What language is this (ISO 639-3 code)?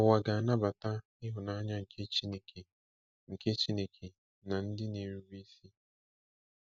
ibo